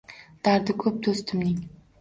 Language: Uzbek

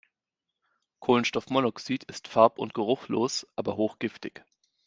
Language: German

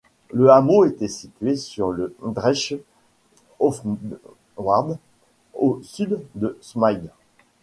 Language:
French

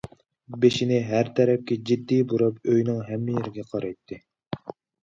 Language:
Uyghur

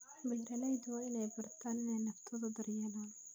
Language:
Somali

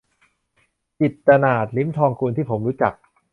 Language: Thai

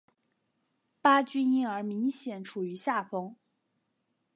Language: Chinese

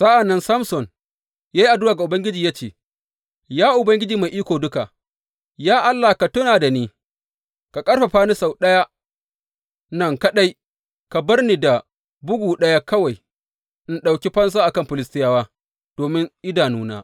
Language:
Hausa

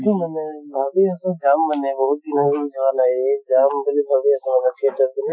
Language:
Assamese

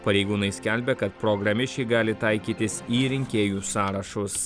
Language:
Lithuanian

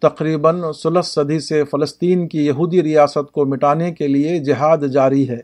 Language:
Urdu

